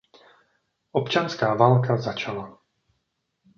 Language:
Czech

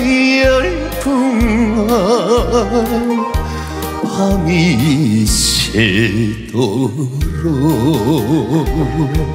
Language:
Korean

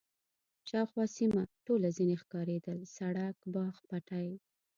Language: Pashto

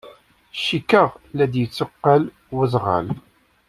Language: Kabyle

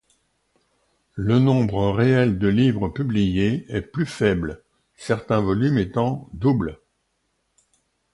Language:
French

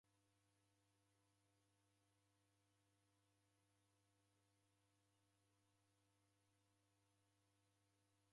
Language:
Taita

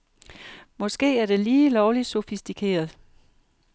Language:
Danish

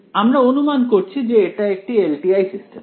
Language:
Bangla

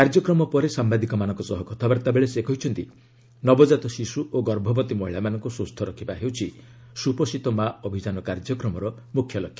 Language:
Odia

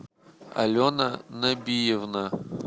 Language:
Russian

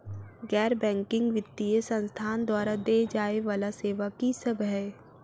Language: Maithili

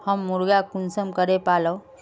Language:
Magahi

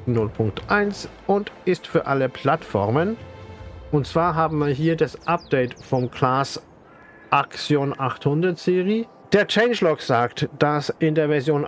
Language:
German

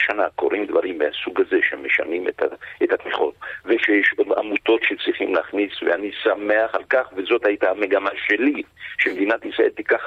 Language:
Hebrew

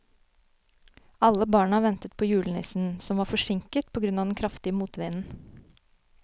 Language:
Norwegian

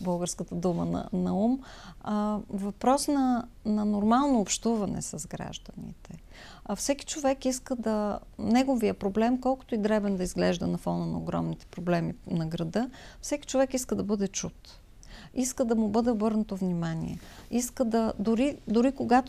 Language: Bulgarian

